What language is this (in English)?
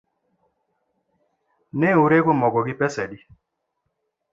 Luo (Kenya and Tanzania)